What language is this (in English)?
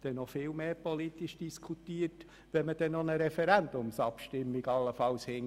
Swiss German